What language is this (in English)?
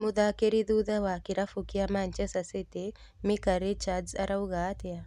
Kikuyu